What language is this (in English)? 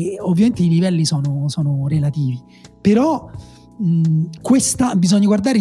Italian